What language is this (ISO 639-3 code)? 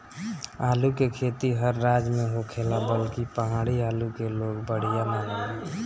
bho